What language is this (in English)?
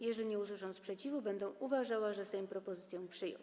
Polish